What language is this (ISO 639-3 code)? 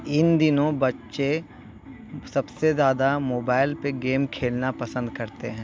urd